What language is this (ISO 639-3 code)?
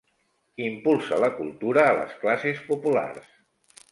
cat